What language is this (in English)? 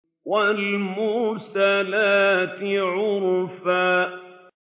Arabic